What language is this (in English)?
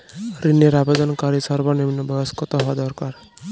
Bangla